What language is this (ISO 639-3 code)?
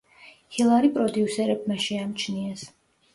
kat